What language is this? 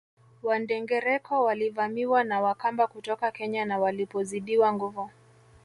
Swahili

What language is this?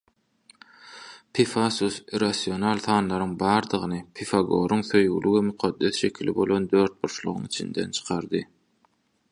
Turkmen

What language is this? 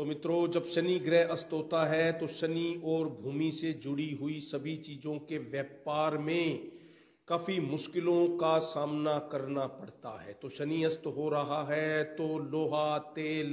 Hindi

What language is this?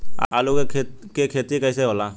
Bhojpuri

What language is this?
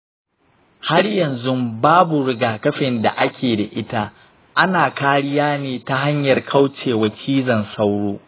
Hausa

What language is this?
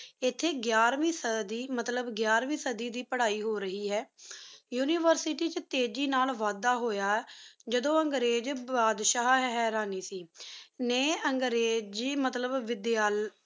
Punjabi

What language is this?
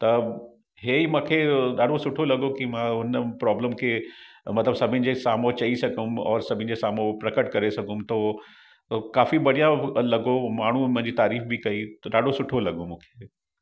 Sindhi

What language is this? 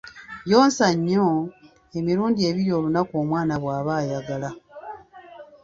Ganda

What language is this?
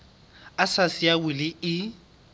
Southern Sotho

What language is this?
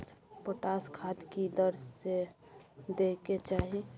Maithili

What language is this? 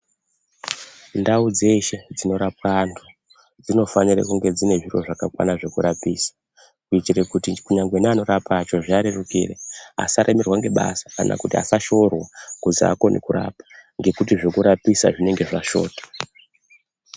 Ndau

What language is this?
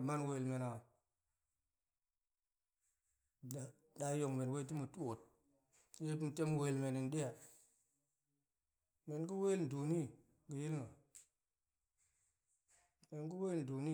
Goemai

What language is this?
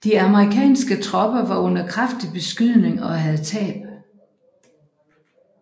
Danish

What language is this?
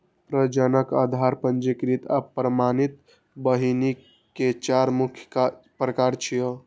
Maithili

